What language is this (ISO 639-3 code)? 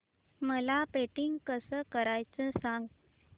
mar